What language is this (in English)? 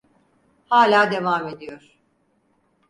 Turkish